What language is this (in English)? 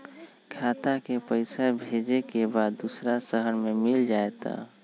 Magahi